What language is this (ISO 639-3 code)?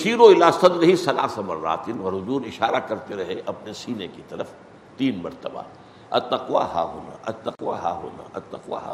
urd